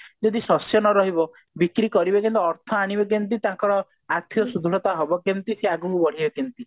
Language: Odia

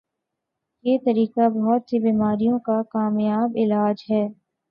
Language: Urdu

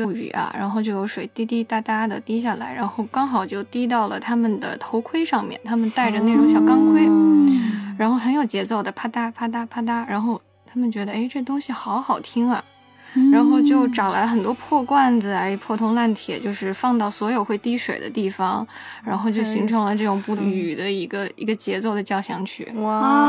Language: Chinese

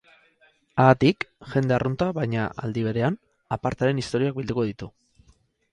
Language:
Basque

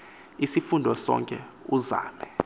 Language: Xhosa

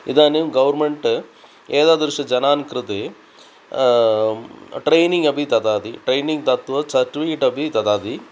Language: Sanskrit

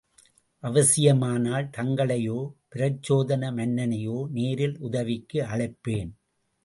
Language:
Tamil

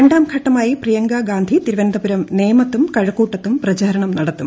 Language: Malayalam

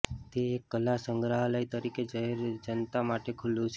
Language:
Gujarati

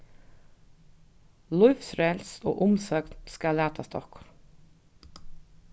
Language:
Faroese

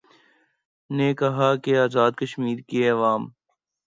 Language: Urdu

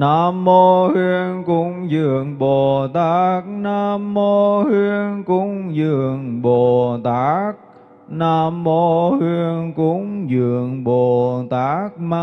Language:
Vietnamese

